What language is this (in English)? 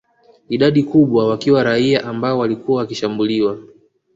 Swahili